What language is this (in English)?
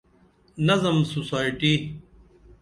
Dameli